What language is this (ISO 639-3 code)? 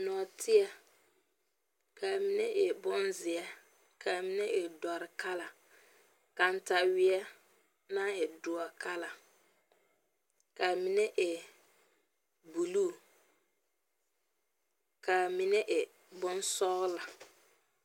dga